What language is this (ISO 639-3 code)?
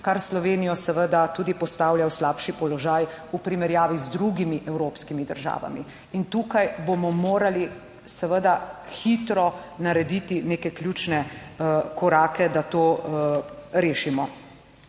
slv